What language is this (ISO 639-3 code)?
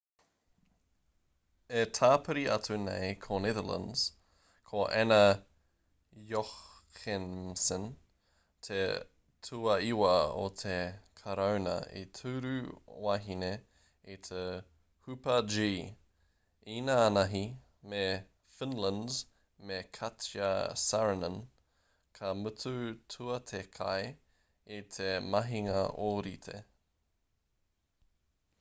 mri